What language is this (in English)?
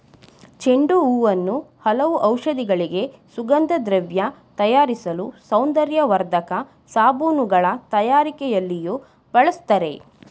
Kannada